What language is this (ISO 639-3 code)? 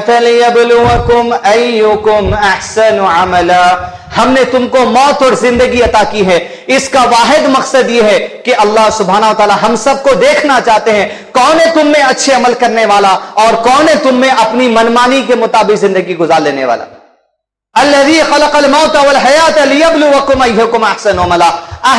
hin